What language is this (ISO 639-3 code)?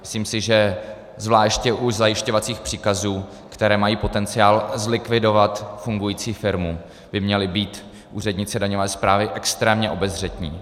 ces